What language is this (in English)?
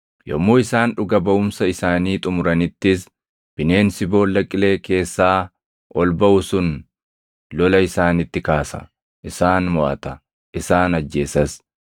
Oromo